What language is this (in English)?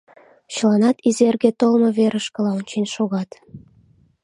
Mari